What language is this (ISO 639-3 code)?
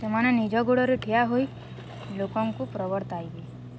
ori